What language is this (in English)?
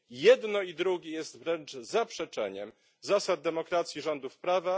Polish